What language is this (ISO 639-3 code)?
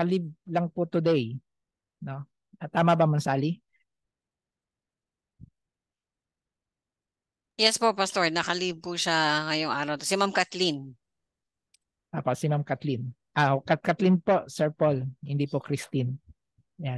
fil